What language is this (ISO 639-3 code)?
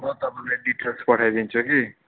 nep